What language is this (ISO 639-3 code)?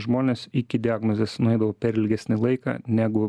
lit